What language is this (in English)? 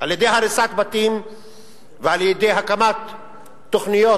Hebrew